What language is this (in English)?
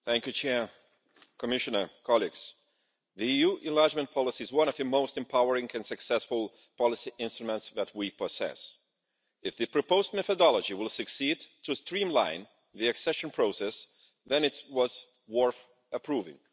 English